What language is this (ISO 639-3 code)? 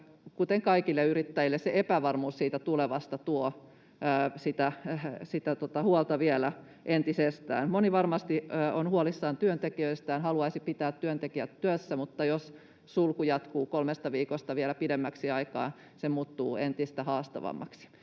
fin